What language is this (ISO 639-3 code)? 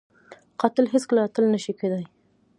pus